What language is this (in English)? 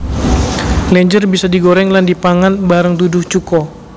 Javanese